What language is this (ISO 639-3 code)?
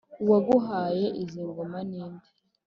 kin